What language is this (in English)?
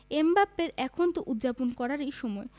Bangla